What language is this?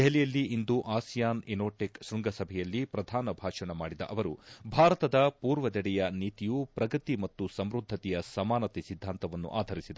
Kannada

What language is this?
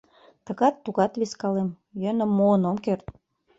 Mari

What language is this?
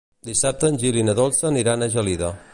Catalan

